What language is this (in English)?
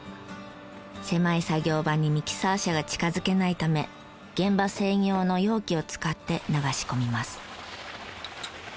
Japanese